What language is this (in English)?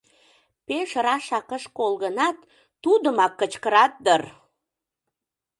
Mari